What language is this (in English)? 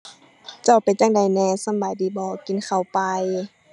Thai